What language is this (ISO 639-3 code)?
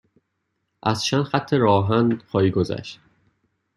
fas